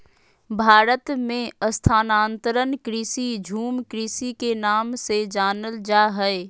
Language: Magahi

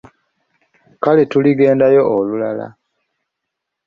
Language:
Ganda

